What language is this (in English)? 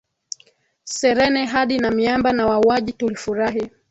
Swahili